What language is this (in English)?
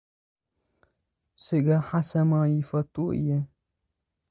Tigrinya